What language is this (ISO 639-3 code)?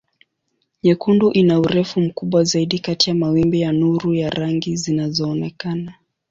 swa